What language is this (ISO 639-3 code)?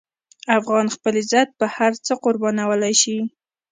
pus